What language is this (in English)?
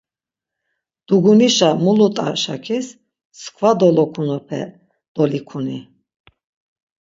Laz